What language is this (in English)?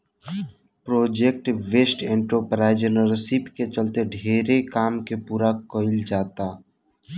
Bhojpuri